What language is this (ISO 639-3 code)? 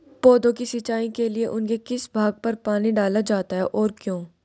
hin